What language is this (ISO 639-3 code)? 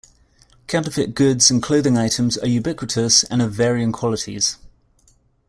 eng